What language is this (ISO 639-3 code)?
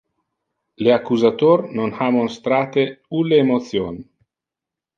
ina